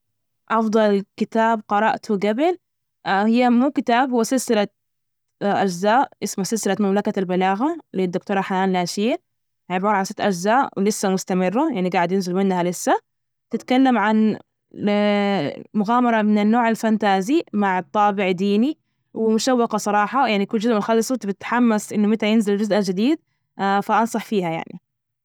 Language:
Najdi Arabic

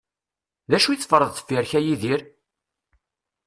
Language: Kabyle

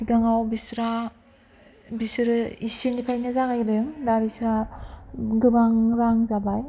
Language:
Bodo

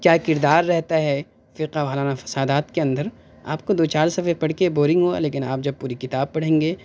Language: Urdu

